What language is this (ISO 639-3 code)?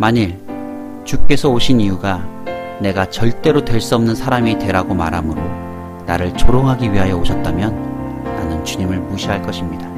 kor